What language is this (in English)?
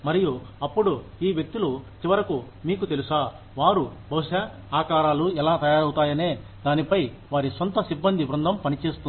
Telugu